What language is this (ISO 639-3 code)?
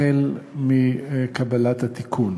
heb